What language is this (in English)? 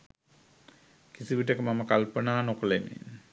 Sinhala